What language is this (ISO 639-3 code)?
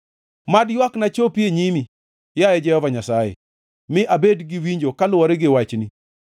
luo